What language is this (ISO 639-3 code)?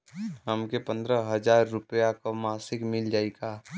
bho